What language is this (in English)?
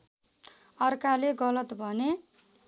Nepali